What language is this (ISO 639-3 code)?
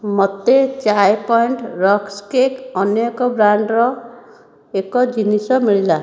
ori